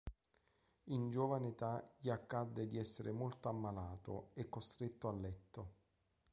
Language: Italian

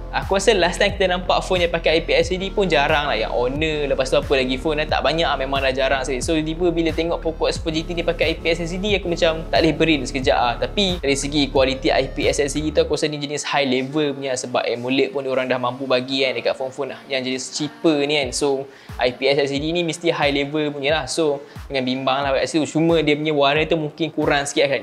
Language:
Malay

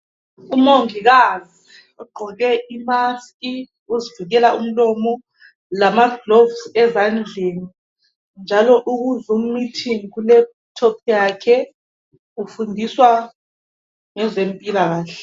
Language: North Ndebele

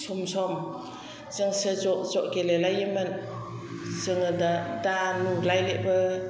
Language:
Bodo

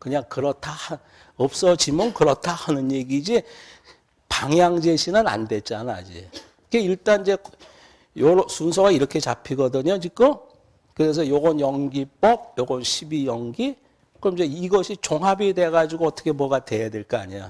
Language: Korean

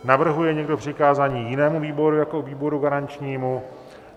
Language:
Czech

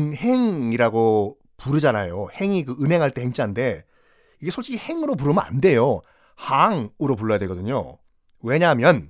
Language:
Korean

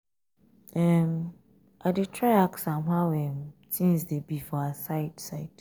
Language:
Nigerian Pidgin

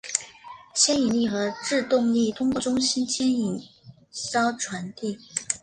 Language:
Chinese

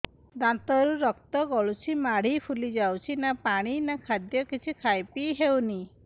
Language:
Odia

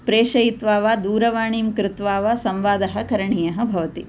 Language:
Sanskrit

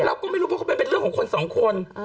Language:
Thai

